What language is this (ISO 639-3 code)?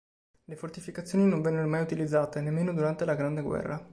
ita